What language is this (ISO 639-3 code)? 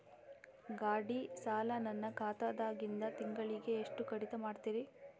kan